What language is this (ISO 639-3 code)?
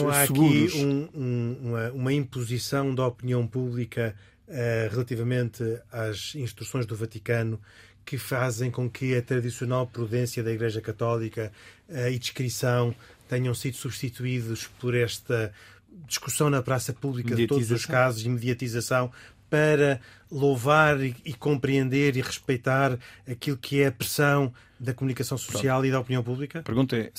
por